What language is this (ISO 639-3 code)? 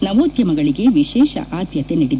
kan